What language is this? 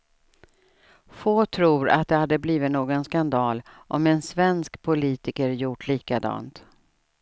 Swedish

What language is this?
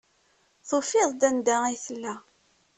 Kabyle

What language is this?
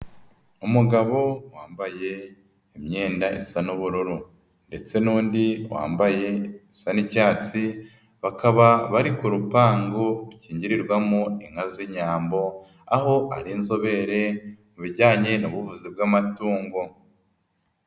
Kinyarwanda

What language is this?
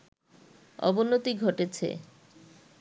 Bangla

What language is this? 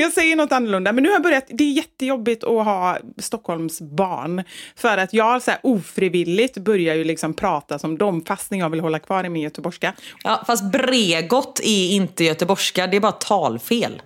Swedish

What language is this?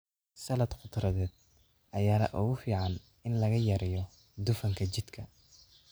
Somali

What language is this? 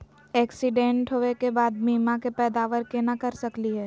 Magahi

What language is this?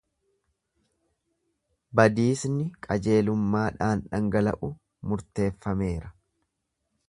Oromo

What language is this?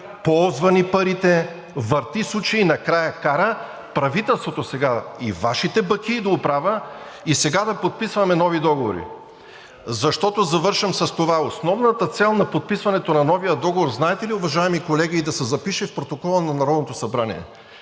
Bulgarian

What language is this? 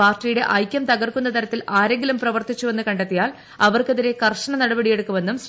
Malayalam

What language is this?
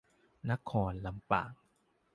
Thai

